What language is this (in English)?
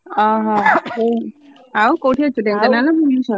Odia